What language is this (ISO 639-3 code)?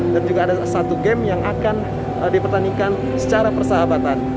ind